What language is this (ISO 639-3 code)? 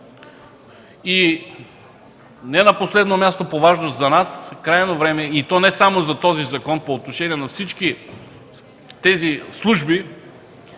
bul